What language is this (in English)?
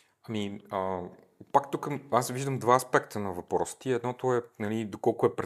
Bulgarian